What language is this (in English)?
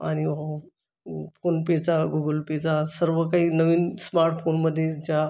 Marathi